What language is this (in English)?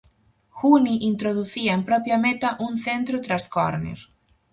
Galician